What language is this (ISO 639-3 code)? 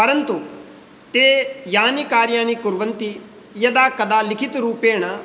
san